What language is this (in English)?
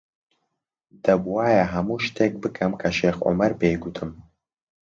Central Kurdish